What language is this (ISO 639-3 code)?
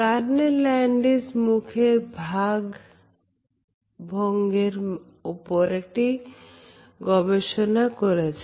ben